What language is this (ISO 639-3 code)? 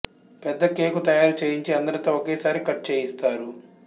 tel